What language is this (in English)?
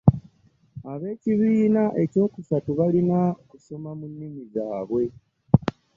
Ganda